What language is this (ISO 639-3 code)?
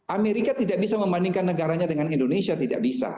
ind